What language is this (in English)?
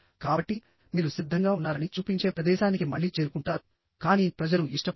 Telugu